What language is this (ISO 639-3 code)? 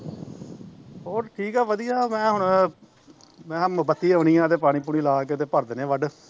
pan